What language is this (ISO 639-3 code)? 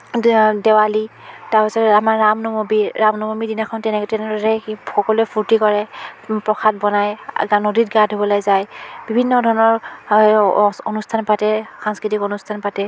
asm